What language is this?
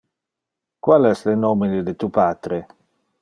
Interlingua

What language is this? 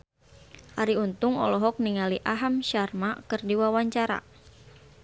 Sundanese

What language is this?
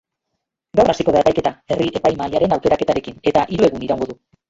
Basque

